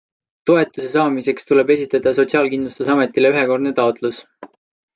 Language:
Estonian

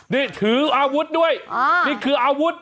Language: Thai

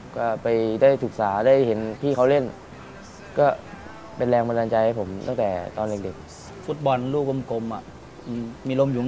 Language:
Thai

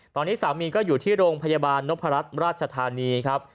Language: Thai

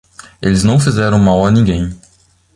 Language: Portuguese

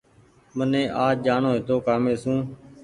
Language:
Goaria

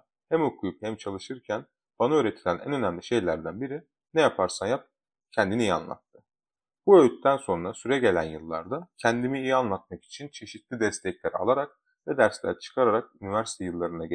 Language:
Turkish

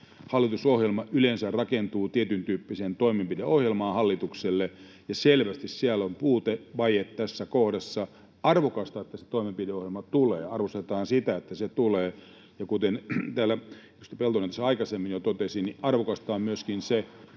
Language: Finnish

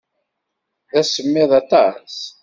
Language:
Kabyle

